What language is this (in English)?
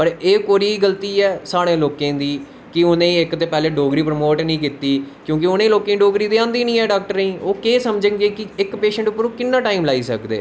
Dogri